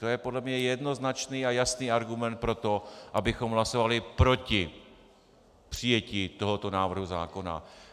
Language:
Czech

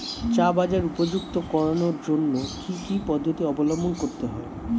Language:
Bangla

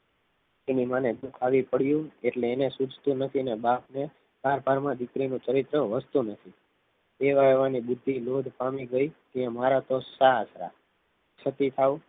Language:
Gujarati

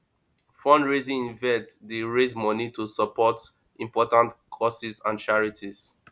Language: Nigerian Pidgin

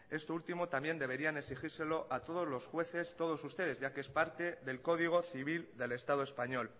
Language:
Spanish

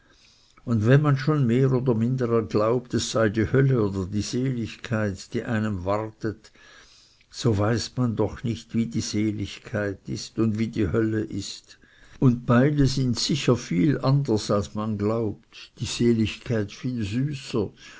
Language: German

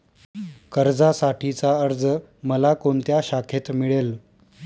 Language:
Marathi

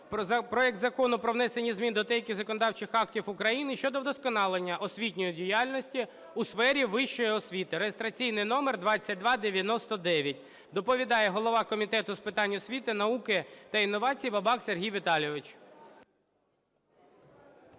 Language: Ukrainian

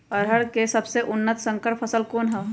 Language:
Magahi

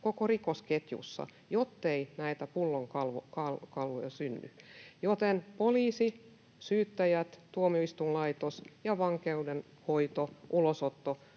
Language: Finnish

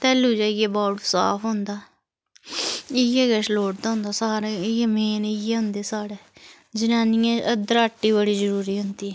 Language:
Dogri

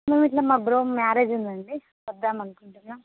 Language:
Telugu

